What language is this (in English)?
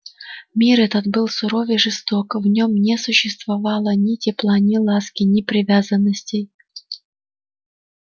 Russian